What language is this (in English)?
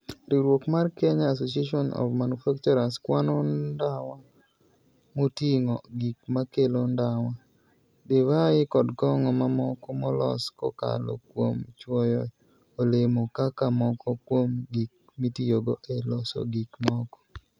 Luo (Kenya and Tanzania)